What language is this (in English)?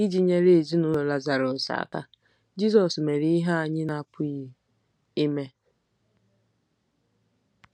Igbo